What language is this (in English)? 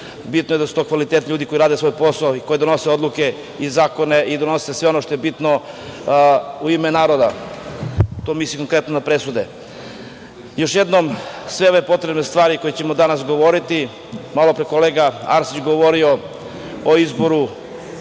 Serbian